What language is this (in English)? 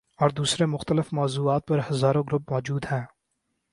Urdu